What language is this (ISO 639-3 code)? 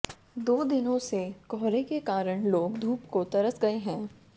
hin